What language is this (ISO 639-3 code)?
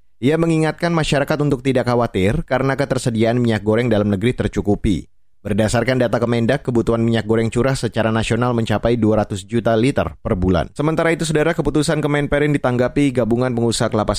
ind